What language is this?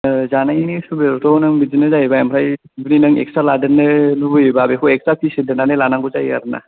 Bodo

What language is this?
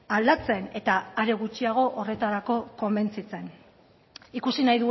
Basque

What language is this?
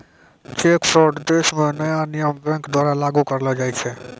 Maithili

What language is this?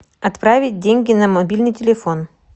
Russian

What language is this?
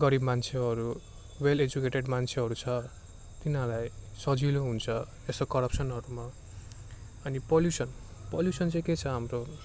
Nepali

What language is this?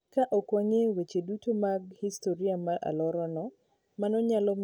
Luo (Kenya and Tanzania)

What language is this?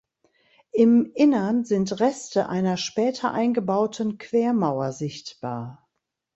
German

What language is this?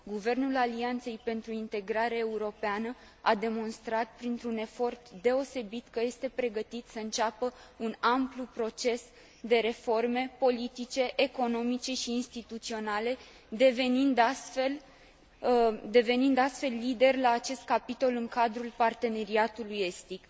Romanian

